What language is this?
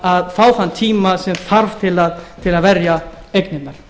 Icelandic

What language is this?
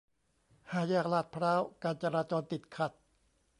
Thai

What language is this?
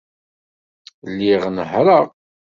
Kabyle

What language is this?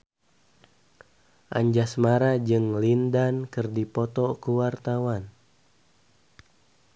Sundanese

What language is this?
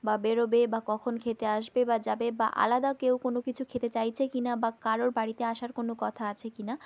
Bangla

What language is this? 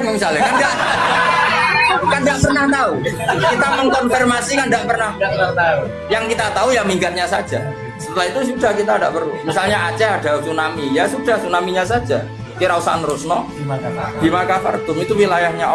Indonesian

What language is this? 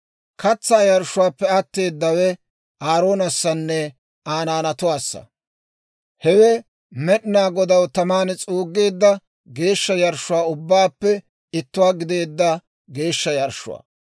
Dawro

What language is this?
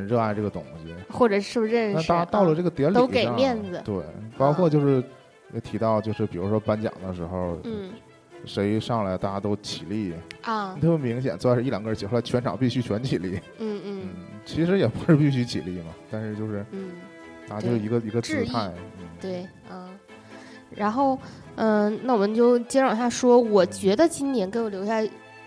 Chinese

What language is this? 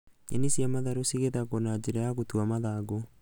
Kikuyu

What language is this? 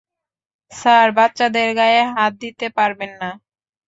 Bangla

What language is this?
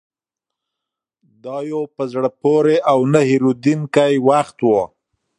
Pashto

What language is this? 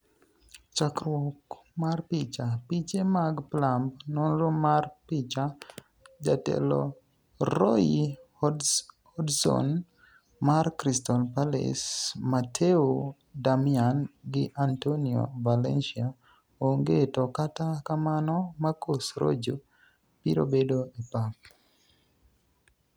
Luo (Kenya and Tanzania)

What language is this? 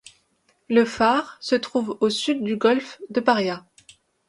French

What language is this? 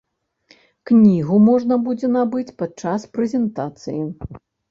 Belarusian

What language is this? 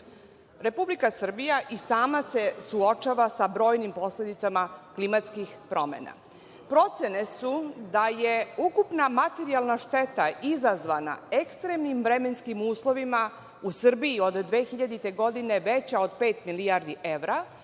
Serbian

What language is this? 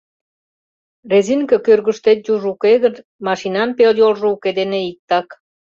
Mari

